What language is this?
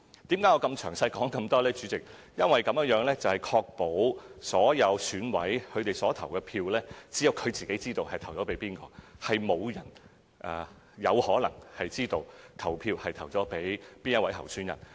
Cantonese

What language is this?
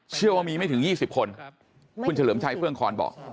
Thai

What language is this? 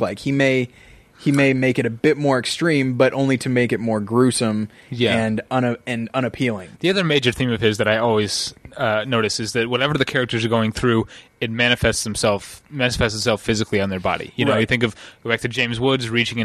English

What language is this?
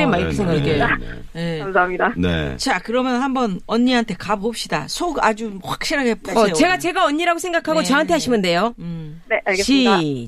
Korean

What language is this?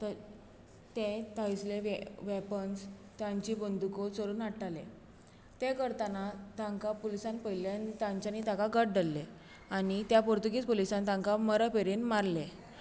Konkani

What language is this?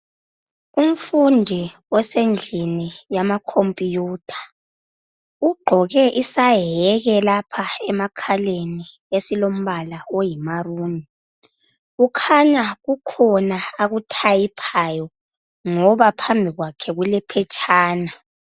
North Ndebele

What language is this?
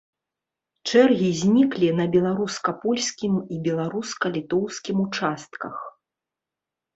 Belarusian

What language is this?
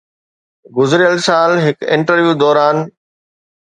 Sindhi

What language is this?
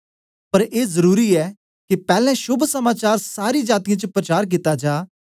Dogri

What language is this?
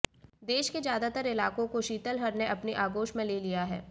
Hindi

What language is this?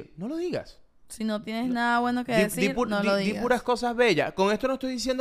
Spanish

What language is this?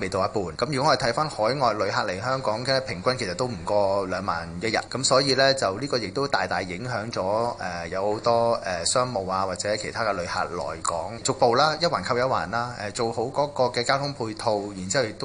Chinese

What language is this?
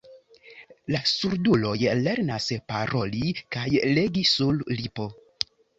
Esperanto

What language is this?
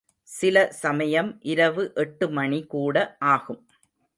Tamil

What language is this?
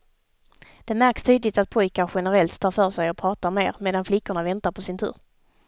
Swedish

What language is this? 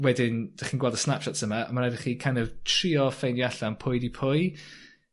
Welsh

